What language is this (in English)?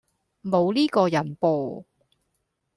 Cantonese